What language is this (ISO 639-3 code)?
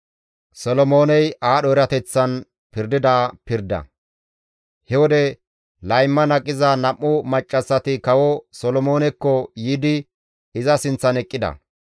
gmv